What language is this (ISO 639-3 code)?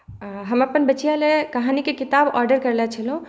mai